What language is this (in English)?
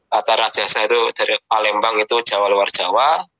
Indonesian